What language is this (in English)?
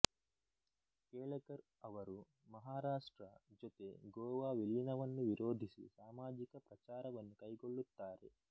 Kannada